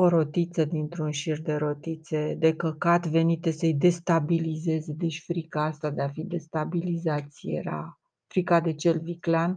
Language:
Romanian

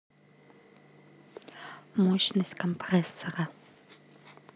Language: Russian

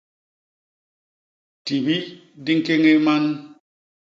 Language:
Basaa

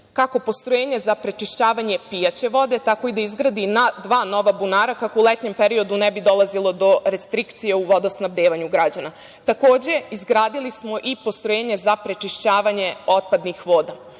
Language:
Serbian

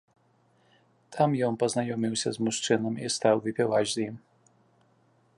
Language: Belarusian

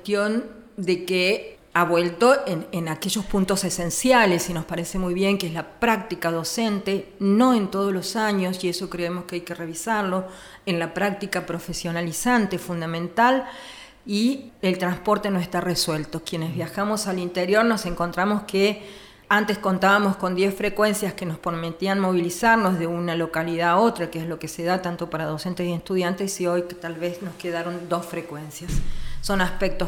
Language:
Spanish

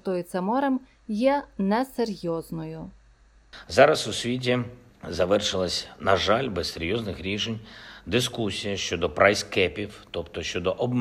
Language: Ukrainian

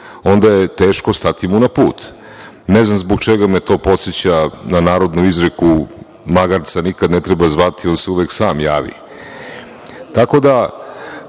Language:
Serbian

